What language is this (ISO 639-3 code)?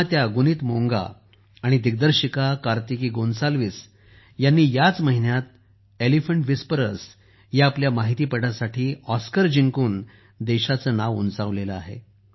mar